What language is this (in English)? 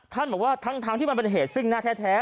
Thai